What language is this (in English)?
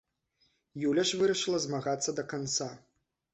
Belarusian